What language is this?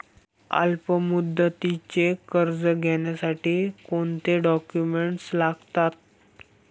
Marathi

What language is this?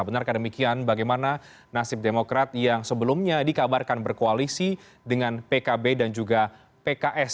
Indonesian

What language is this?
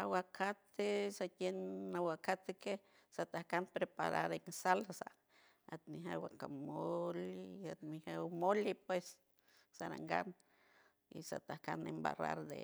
San Francisco Del Mar Huave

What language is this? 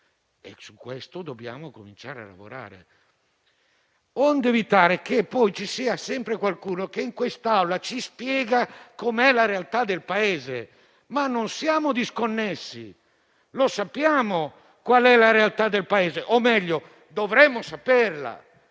Italian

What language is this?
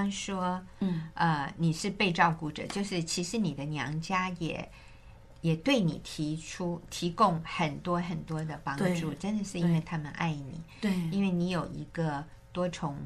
Chinese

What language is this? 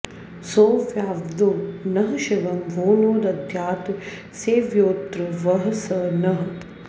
Sanskrit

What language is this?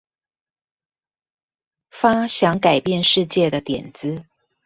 Chinese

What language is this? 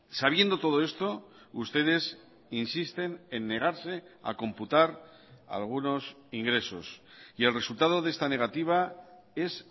Spanish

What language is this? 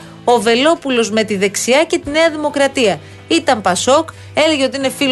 Greek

